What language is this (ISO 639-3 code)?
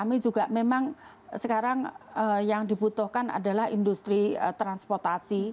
ind